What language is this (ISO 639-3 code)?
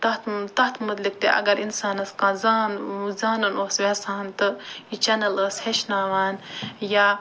kas